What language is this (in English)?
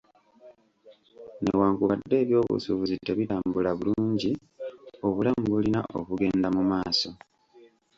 Ganda